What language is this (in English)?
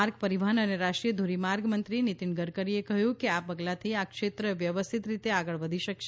Gujarati